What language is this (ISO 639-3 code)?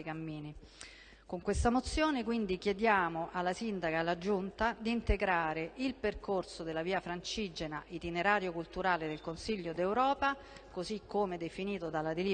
ita